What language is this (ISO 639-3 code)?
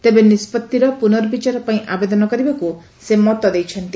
ori